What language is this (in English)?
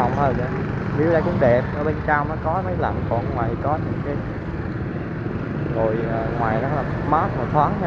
Vietnamese